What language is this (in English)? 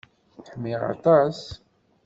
Kabyle